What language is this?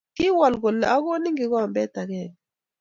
Kalenjin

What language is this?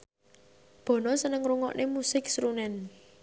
Javanese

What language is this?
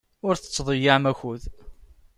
Kabyle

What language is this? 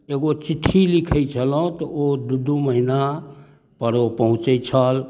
Maithili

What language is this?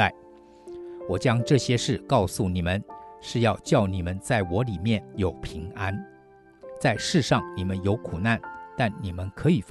Chinese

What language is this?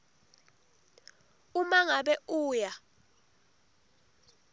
Swati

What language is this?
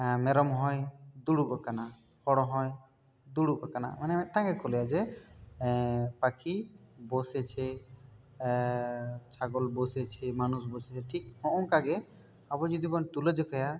Santali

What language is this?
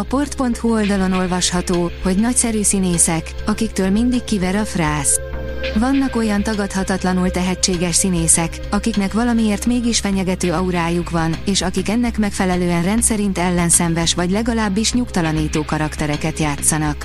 Hungarian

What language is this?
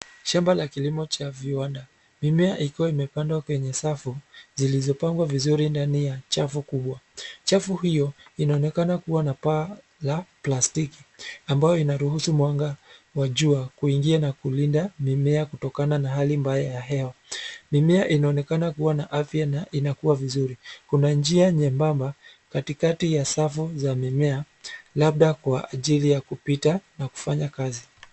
Swahili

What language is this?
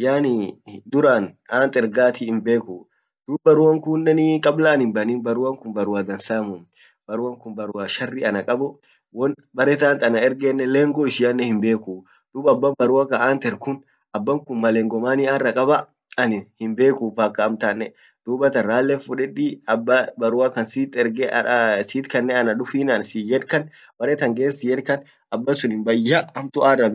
Orma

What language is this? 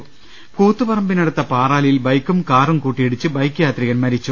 Malayalam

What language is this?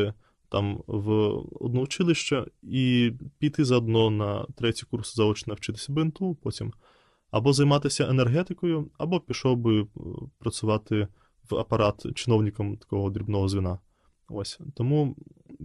Ukrainian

